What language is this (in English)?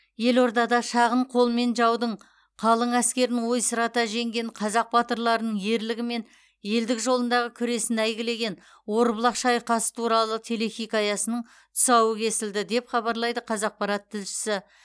Kazakh